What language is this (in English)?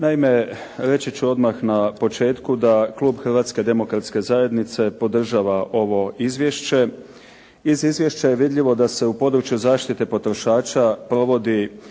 Croatian